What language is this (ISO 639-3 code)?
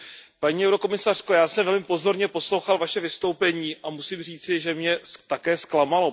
ces